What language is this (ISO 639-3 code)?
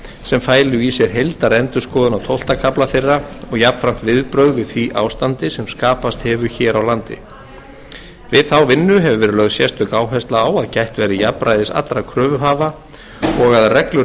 isl